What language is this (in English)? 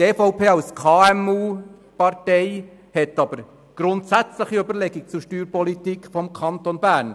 Swiss German